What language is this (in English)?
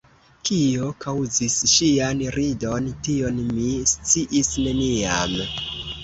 Esperanto